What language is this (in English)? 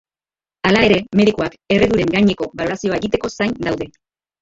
Basque